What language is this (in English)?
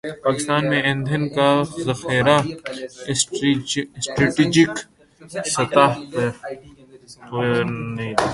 Urdu